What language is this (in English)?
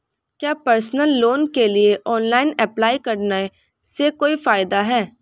Hindi